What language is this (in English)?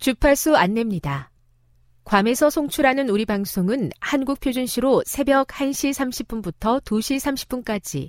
Korean